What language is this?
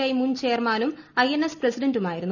Malayalam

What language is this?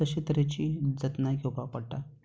Konkani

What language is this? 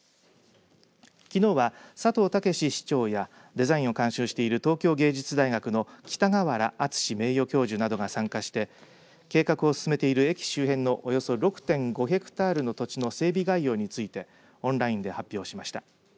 Japanese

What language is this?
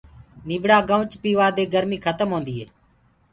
Gurgula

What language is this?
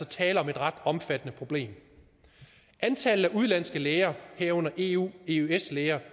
Danish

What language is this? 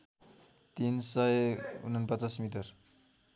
Nepali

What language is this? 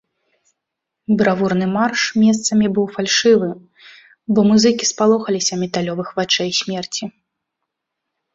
Belarusian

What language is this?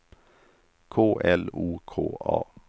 Swedish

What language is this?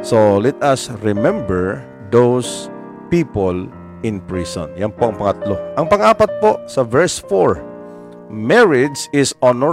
Filipino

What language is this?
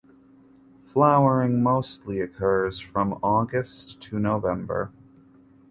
English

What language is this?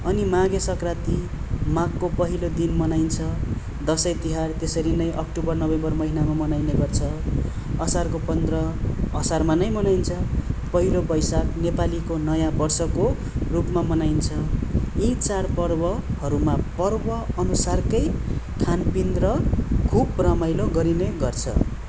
Nepali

